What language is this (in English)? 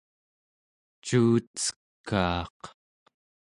Central Yupik